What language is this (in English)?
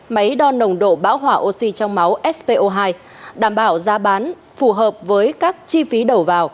Vietnamese